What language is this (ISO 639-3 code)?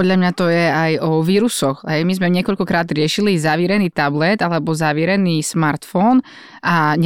slk